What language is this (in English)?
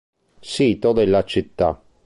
Italian